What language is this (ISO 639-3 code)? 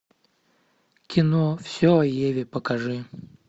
rus